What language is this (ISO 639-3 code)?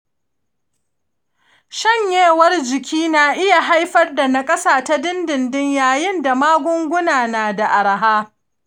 hau